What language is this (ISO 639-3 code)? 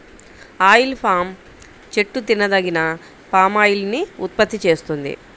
tel